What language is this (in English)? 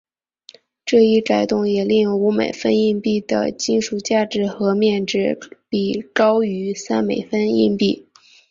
Chinese